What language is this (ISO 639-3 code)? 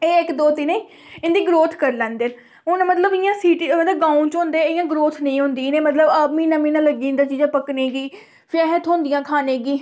doi